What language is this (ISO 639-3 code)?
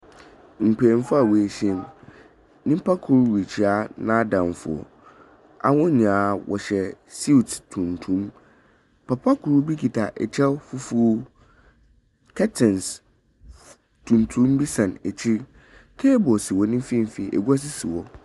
aka